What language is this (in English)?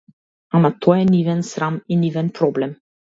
Macedonian